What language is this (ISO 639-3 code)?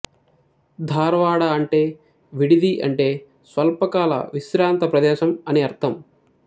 tel